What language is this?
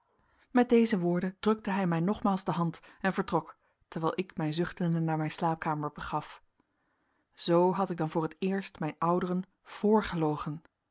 Dutch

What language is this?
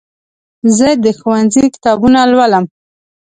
Pashto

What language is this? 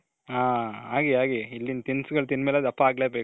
Kannada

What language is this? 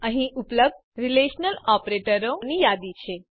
Gujarati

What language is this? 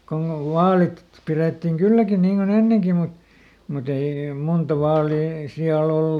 Finnish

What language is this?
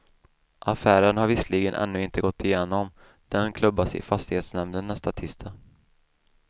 Swedish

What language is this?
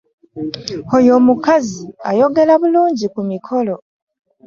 Ganda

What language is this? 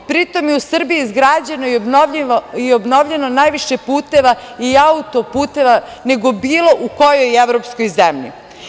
Serbian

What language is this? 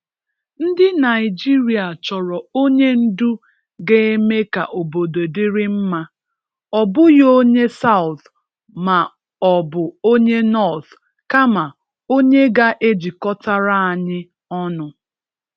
Igbo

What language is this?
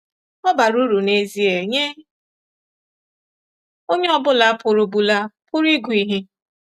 Igbo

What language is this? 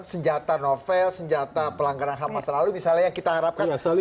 Indonesian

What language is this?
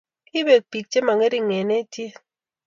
Kalenjin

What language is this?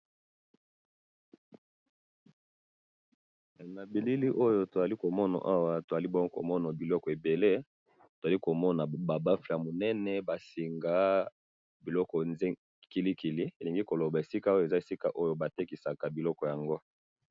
Lingala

